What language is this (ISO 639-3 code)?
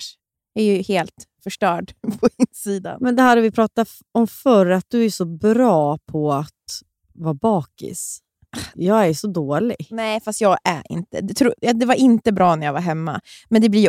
swe